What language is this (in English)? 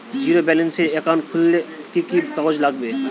Bangla